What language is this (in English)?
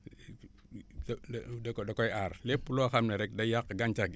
Wolof